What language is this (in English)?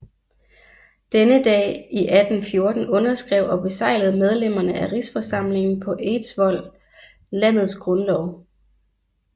Danish